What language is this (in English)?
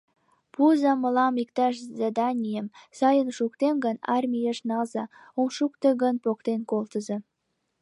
Mari